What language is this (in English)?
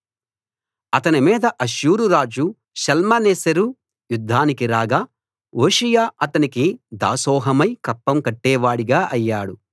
Telugu